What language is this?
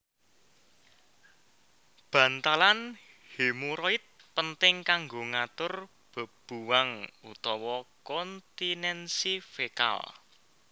Javanese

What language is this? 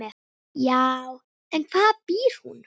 Icelandic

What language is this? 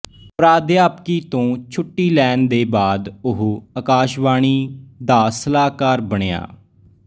Punjabi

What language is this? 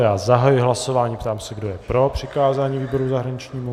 Czech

